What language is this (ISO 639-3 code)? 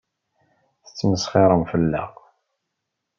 kab